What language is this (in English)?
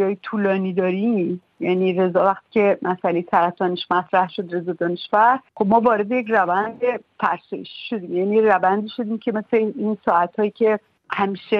Persian